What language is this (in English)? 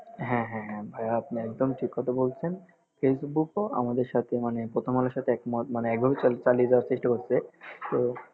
Bangla